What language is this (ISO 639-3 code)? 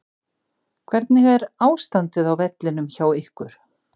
isl